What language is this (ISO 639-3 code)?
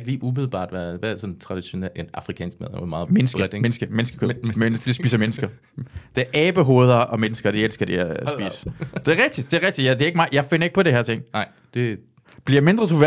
dan